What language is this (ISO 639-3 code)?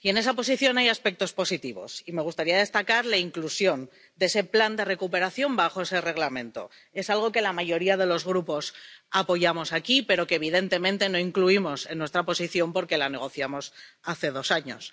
spa